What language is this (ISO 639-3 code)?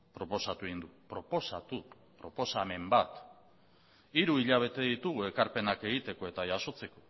eus